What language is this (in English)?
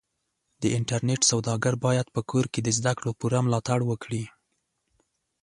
Pashto